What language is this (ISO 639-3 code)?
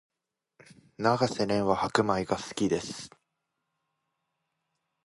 jpn